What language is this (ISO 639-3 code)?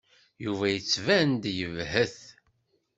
kab